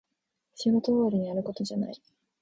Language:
Japanese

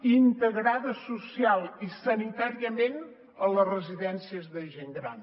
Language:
Catalan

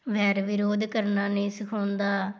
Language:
Punjabi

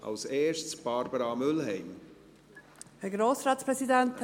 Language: Swiss German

